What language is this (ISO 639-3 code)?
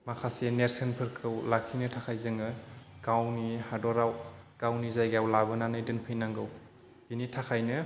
brx